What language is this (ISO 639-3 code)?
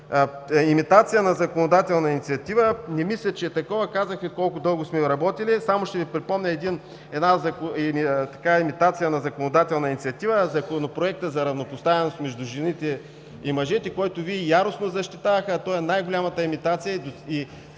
bul